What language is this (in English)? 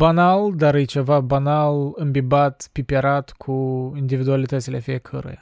Romanian